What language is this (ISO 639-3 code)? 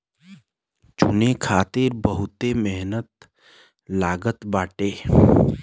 bho